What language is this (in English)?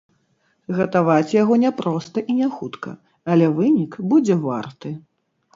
Belarusian